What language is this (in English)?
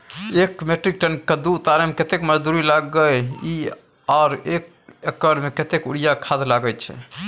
Maithili